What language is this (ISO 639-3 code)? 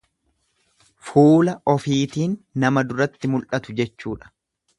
orm